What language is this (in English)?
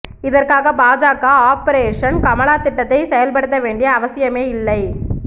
Tamil